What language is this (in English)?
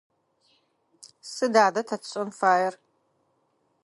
Adyghe